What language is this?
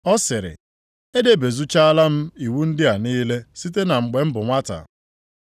Igbo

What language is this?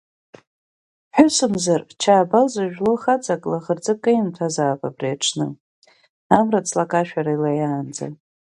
Abkhazian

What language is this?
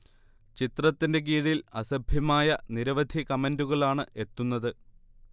Malayalam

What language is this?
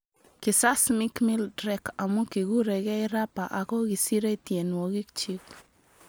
Kalenjin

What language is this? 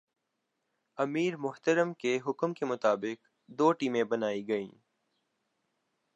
Urdu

